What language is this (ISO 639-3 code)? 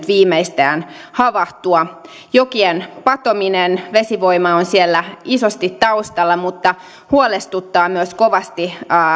fin